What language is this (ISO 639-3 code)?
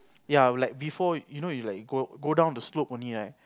eng